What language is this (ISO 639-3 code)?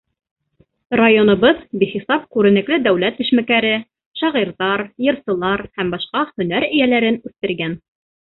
bak